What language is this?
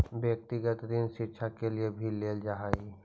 Magahi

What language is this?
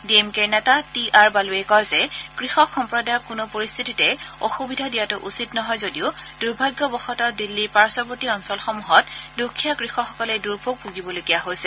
Assamese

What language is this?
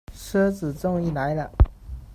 Chinese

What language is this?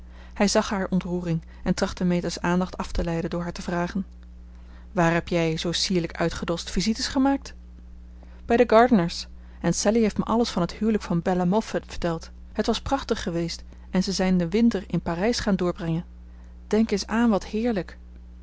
Dutch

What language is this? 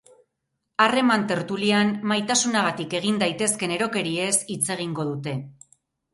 Basque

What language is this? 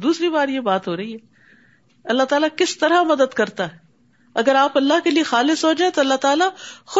Urdu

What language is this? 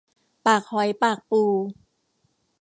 Thai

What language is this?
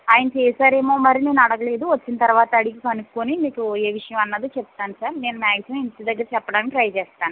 Telugu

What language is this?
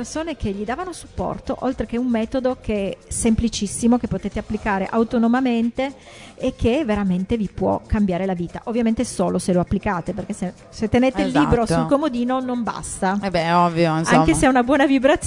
Italian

